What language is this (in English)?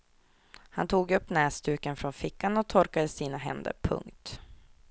Swedish